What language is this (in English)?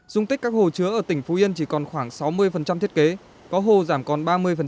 Vietnamese